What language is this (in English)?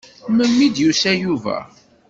Kabyle